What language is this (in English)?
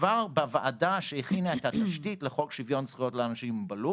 Hebrew